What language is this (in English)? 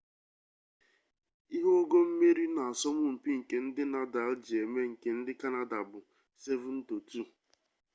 Igbo